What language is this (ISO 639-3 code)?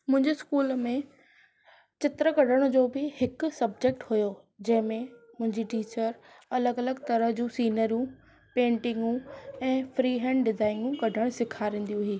snd